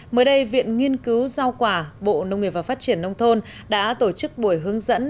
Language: Vietnamese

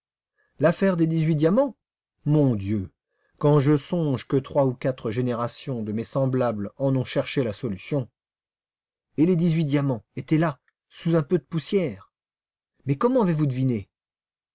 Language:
French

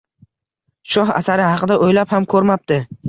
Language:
Uzbek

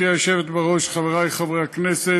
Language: Hebrew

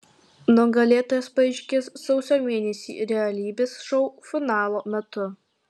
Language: Lithuanian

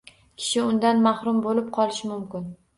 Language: Uzbek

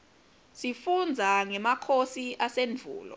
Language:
Swati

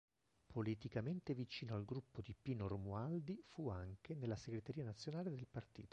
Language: Italian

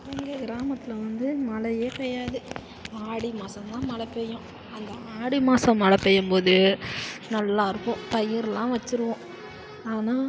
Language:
Tamil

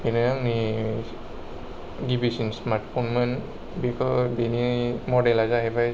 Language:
Bodo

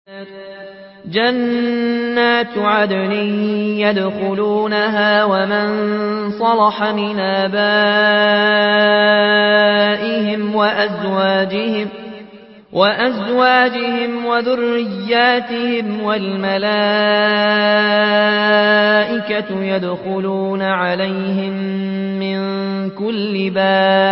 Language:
Arabic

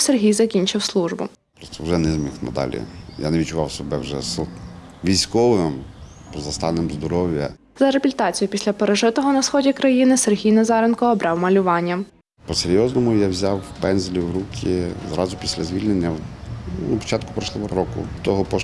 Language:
Ukrainian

